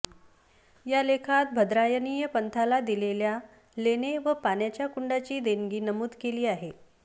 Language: Marathi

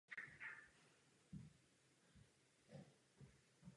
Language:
Czech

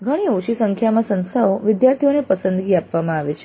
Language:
Gujarati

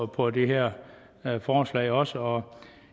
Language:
Danish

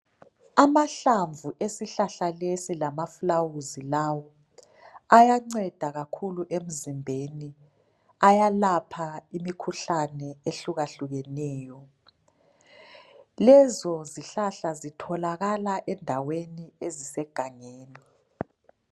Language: North Ndebele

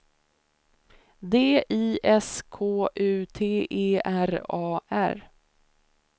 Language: Swedish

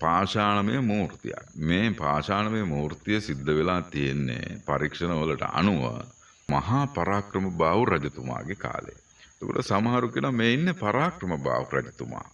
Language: Sinhala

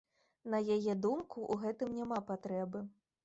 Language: Belarusian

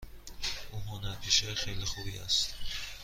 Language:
Persian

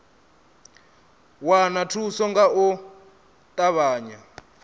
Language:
Venda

